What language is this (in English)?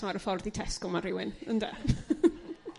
Welsh